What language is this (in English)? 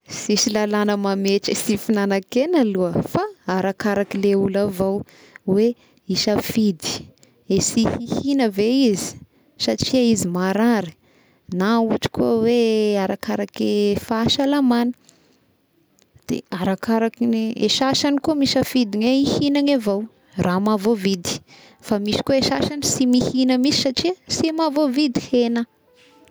Tesaka Malagasy